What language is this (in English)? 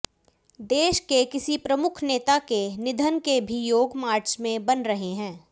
Hindi